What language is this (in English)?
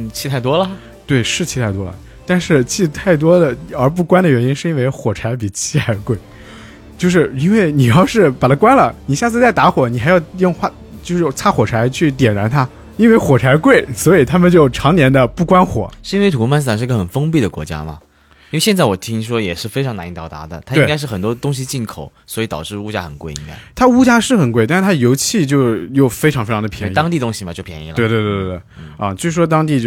Chinese